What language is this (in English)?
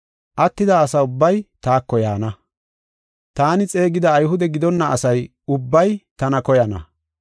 Gofa